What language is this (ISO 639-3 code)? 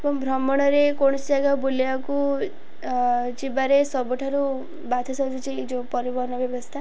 ori